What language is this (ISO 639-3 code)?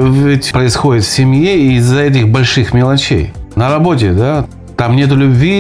rus